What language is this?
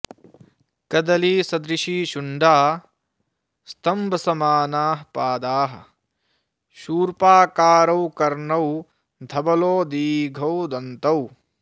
Sanskrit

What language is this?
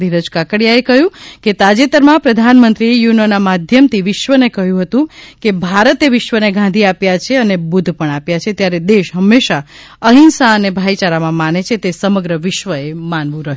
Gujarati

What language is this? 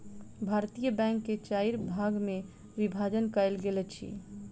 Maithili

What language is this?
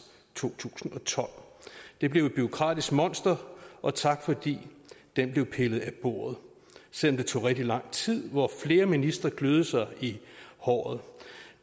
Danish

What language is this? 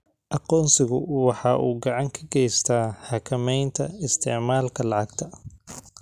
Somali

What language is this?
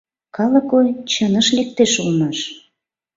Mari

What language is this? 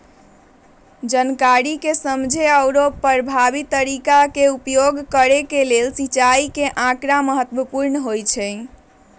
Magahi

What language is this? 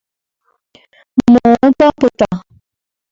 Guarani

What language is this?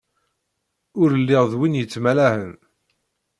Kabyle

